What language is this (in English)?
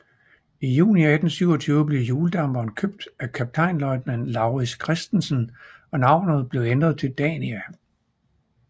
Danish